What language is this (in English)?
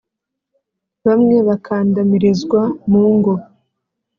Kinyarwanda